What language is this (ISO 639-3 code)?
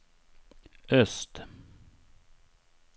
swe